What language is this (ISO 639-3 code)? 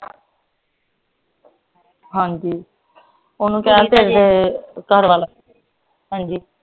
pan